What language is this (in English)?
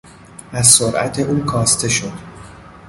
Persian